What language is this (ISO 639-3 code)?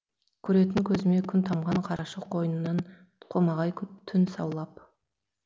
kaz